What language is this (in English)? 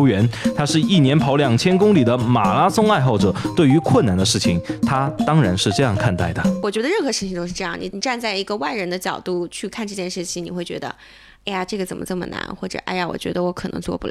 Chinese